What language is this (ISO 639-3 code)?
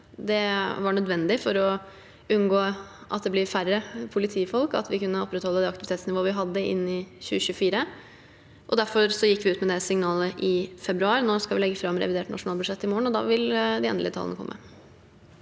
nor